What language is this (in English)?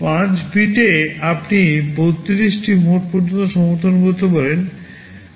Bangla